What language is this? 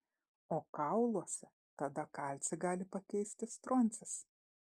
Lithuanian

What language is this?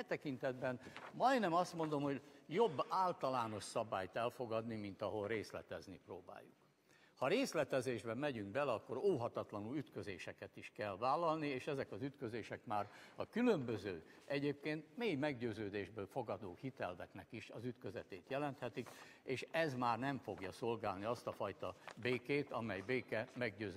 Hungarian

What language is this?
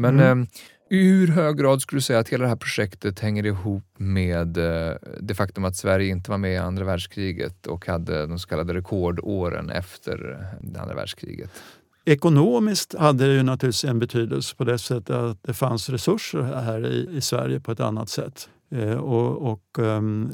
Swedish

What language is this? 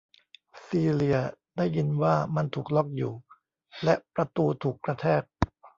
Thai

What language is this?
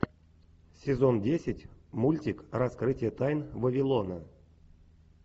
Russian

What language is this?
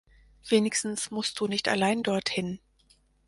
German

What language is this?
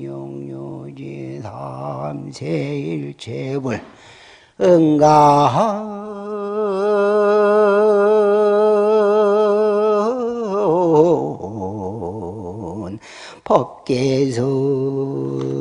Korean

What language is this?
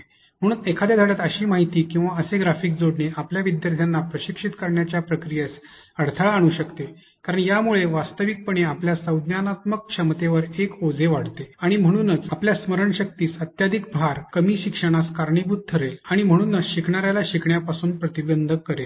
Marathi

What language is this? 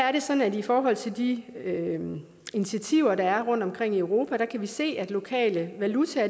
Danish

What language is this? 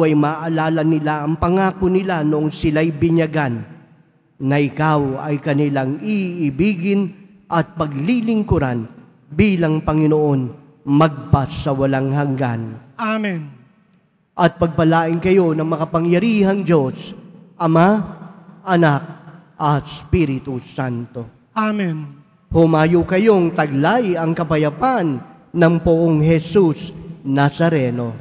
Filipino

